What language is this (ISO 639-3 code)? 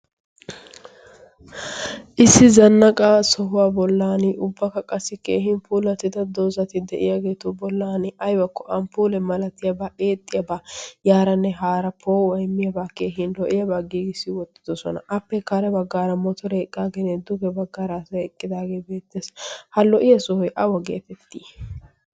wal